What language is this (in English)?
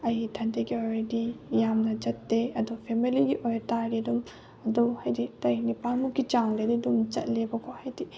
Manipuri